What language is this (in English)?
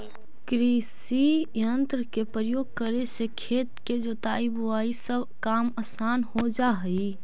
Magahi